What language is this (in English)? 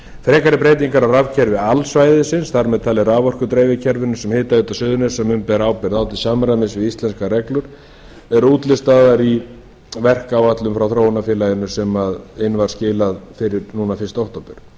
Icelandic